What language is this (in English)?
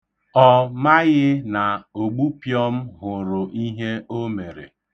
Igbo